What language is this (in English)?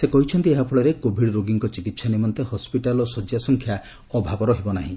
Odia